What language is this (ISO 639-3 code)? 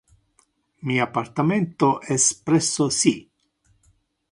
ina